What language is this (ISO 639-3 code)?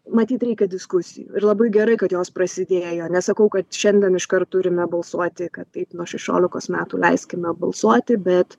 lit